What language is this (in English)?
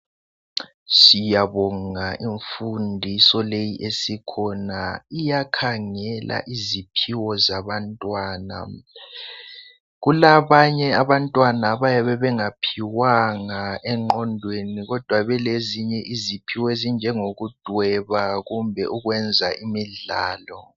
North Ndebele